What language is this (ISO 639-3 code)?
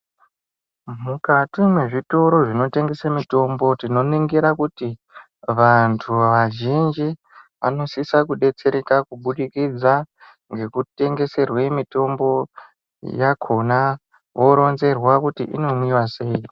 ndc